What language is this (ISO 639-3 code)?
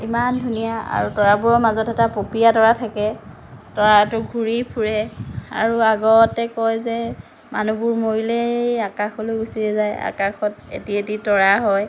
asm